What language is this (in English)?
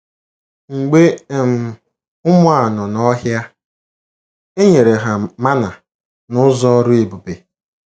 Igbo